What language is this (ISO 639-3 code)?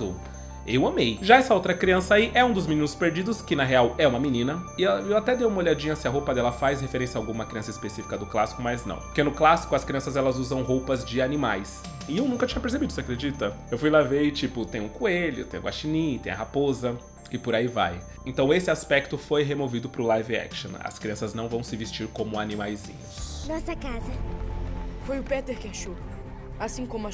por